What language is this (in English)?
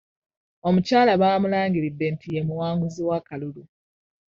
Ganda